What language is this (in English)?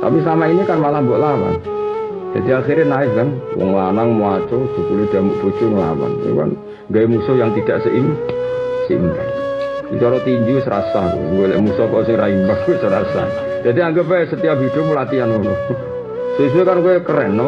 Indonesian